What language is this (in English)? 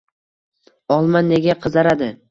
Uzbek